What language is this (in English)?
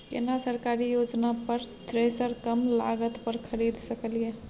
Maithili